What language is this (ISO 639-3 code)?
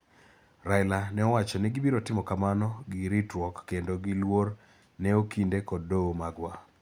luo